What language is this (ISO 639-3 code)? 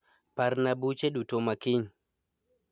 luo